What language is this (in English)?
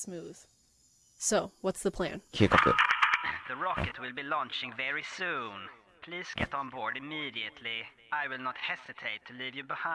Japanese